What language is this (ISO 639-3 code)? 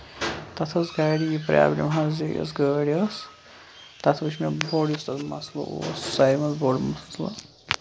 kas